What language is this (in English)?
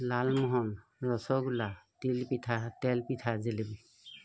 Assamese